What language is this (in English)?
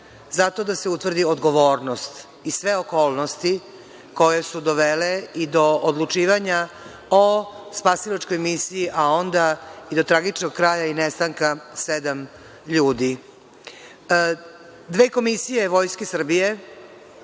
Serbian